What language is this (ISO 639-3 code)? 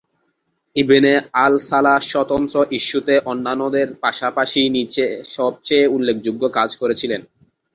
ben